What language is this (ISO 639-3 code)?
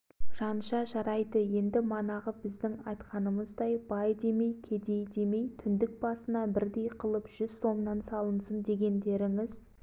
kaz